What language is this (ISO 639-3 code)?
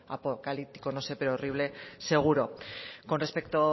spa